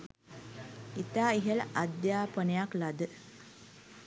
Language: Sinhala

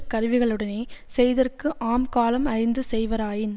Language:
Tamil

